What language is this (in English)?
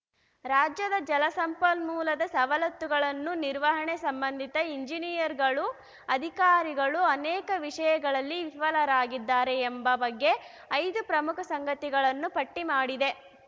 Kannada